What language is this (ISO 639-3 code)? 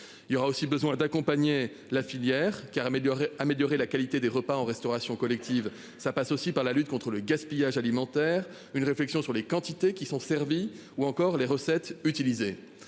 fra